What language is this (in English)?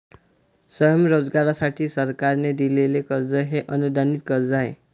Marathi